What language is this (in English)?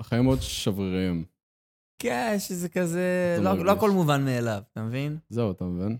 Hebrew